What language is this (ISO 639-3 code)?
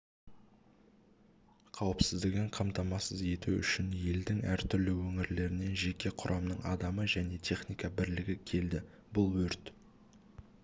kaz